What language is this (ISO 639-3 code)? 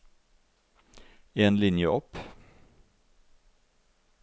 nor